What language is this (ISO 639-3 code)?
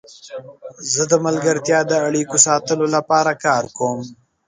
pus